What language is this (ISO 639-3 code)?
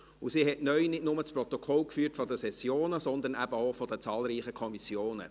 gsw